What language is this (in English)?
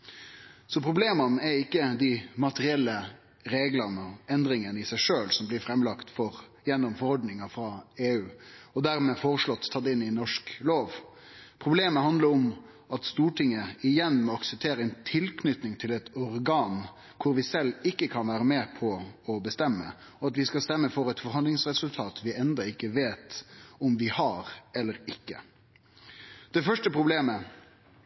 Norwegian Nynorsk